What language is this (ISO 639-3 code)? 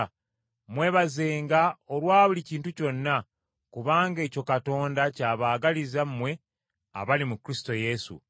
lug